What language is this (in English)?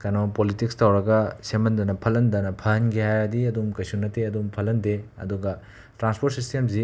Manipuri